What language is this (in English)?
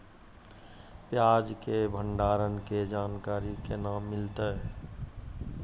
Maithili